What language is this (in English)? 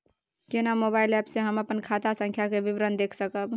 Maithili